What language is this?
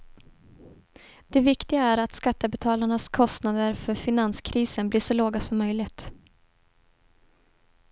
Swedish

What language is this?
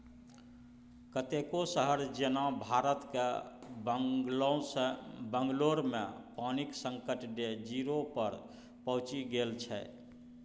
Maithili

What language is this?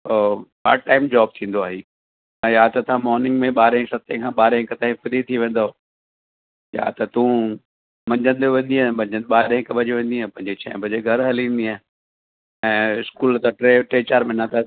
Sindhi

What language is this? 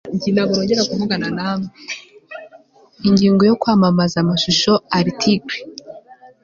Kinyarwanda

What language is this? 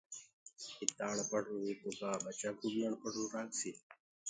Gurgula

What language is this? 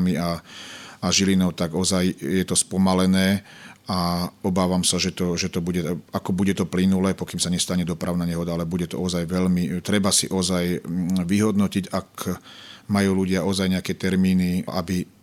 Slovak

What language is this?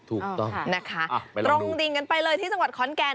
Thai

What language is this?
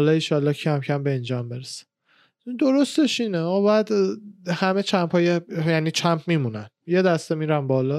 Persian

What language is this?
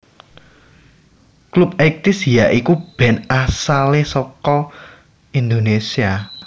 Javanese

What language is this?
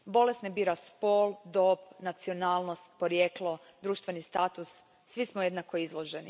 Croatian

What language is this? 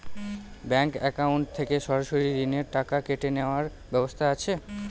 Bangla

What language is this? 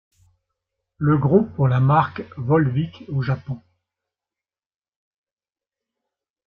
French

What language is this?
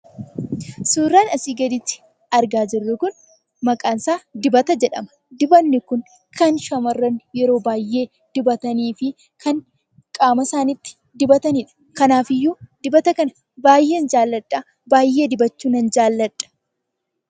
Oromo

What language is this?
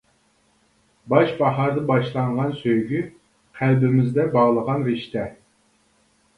Uyghur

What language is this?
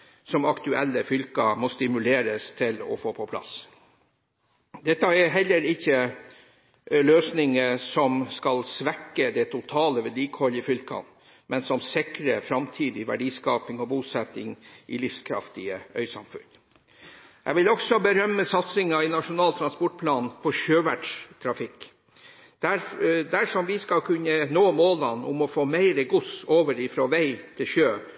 Norwegian Bokmål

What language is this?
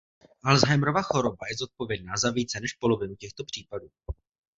Czech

